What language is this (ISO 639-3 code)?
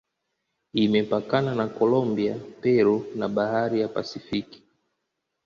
swa